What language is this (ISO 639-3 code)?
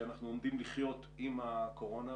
heb